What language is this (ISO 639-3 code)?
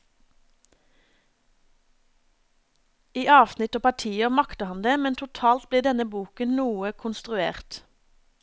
nor